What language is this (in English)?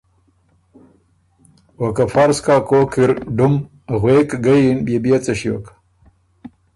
Ormuri